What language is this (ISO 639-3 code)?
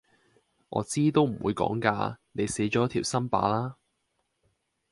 yue